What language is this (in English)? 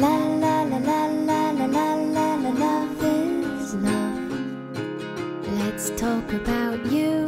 Polish